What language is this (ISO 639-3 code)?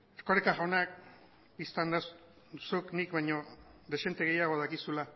eus